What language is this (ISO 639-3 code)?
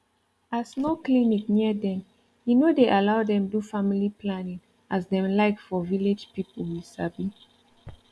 pcm